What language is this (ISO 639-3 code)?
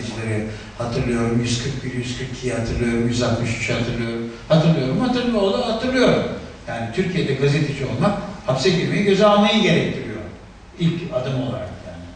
tur